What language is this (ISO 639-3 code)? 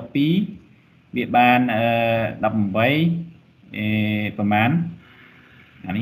vie